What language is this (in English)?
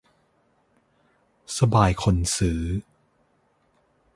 Thai